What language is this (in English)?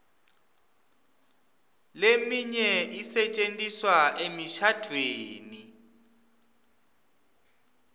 Swati